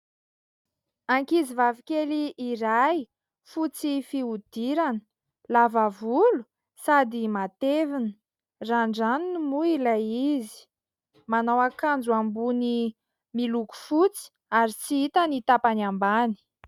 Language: Malagasy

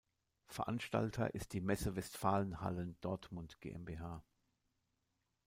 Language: German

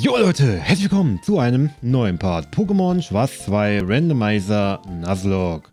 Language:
German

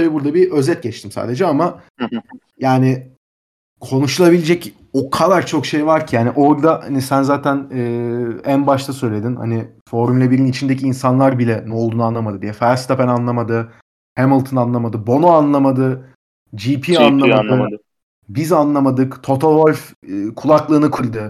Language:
Turkish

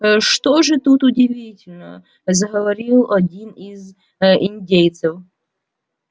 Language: Russian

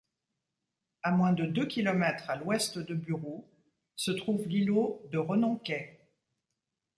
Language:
French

